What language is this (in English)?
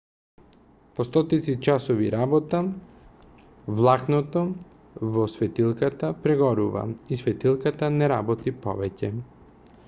Macedonian